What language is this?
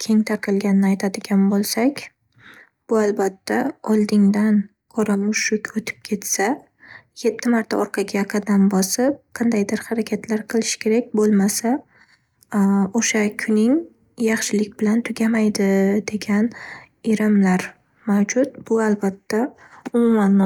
Uzbek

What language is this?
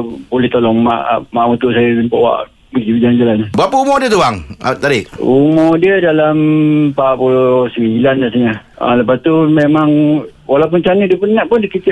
Malay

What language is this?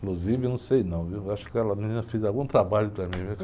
Portuguese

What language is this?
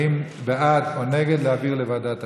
Hebrew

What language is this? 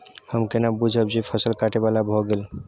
Maithili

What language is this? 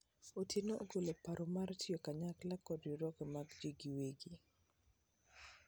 Luo (Kenya and Tanzania)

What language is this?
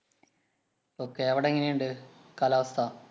Malayalam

